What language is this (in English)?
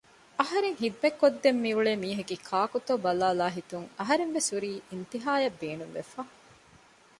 Divehi